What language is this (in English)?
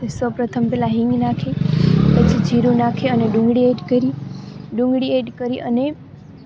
Gujarati